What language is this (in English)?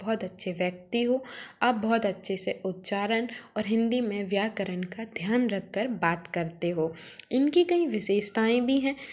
Hindi